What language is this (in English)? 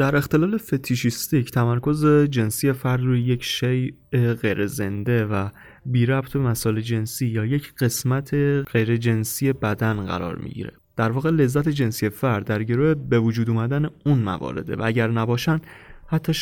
Persian